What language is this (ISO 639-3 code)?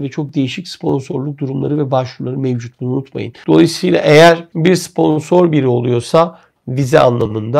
tur